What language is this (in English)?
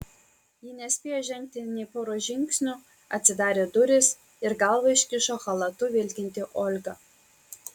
Lithuanian